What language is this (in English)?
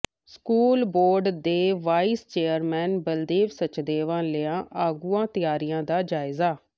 Punjabi